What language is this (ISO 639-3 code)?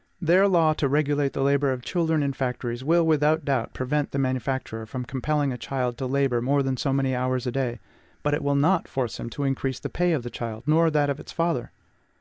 eng